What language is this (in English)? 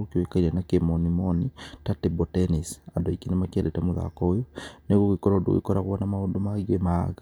Kikuyu